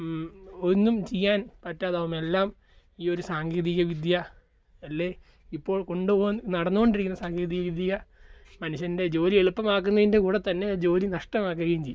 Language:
Malayalam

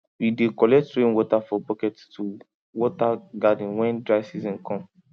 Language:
Nigerian Pidgin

